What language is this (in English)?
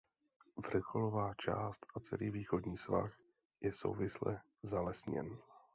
Czech